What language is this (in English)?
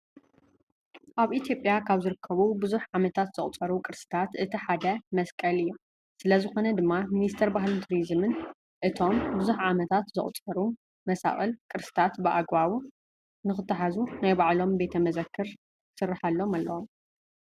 Tigrinya